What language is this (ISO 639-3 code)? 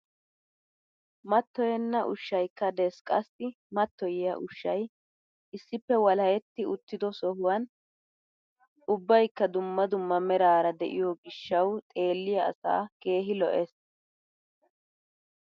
wal